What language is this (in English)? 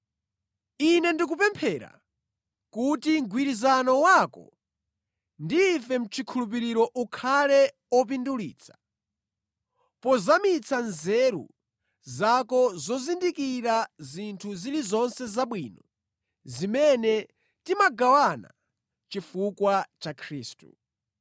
Nyanja